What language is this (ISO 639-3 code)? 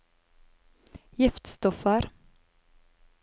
nor